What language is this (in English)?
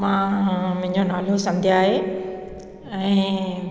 Sindhi